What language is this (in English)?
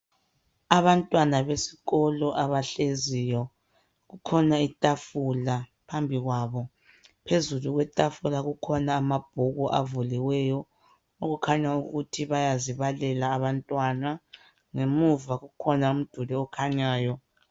North Ndebele